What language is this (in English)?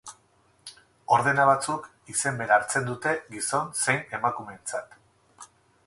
Basque